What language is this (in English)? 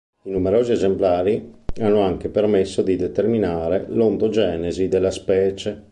Italian